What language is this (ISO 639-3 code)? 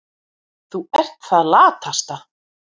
isl